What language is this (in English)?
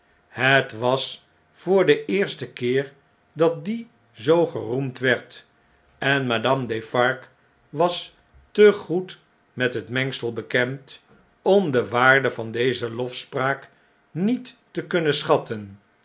Dutch